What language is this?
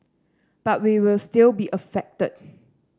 English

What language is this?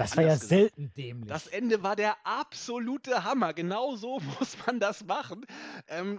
German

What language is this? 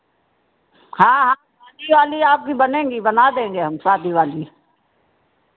Hindi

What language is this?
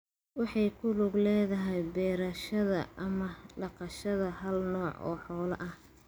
Somali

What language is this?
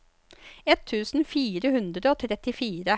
Norwegian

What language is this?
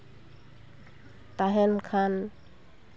Santali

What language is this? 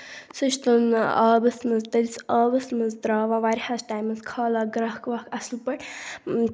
Kashmiri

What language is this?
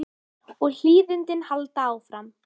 Icelandic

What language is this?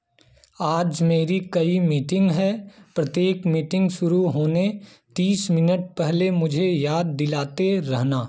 Hindi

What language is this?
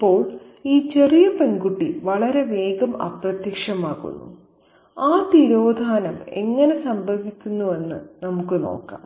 Malayalam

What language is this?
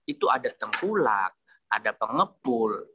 Indonesian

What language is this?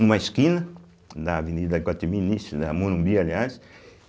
Portuguese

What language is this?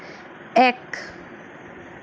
Assamese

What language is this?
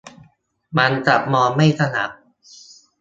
Thai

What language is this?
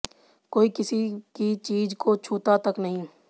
Hindi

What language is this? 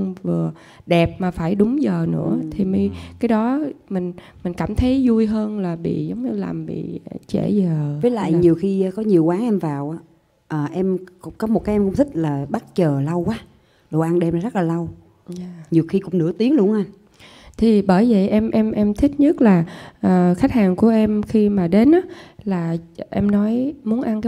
Vietnamese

